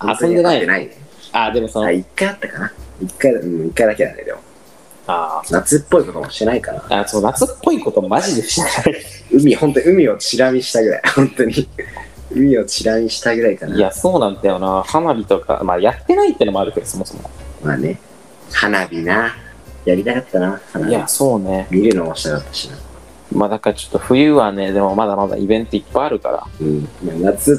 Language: Japanese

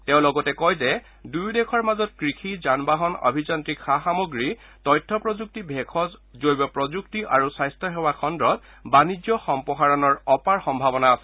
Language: Assamese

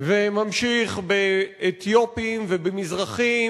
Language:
Hebrew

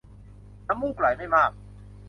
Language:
Thai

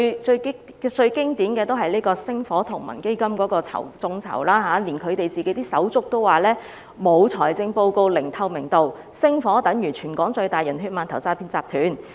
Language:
Cantonese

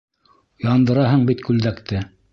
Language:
Bashkir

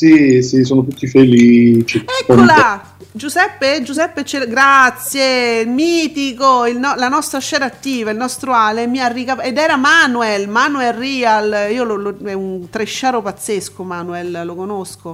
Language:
Italian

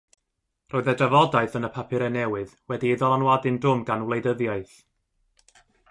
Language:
Welsh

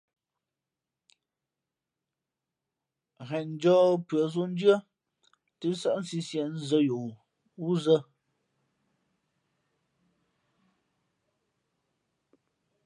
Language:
Fe'fe'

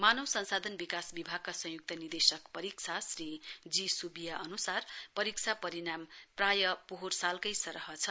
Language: Nepali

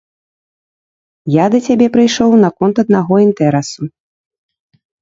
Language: Belarusian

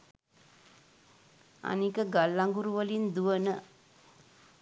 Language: Sinhala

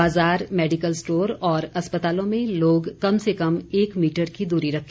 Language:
Hindi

